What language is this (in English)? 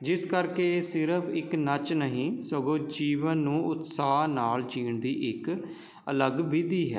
Punjabi